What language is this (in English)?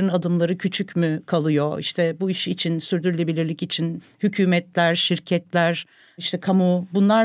Turkish